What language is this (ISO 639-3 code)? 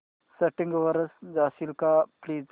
mar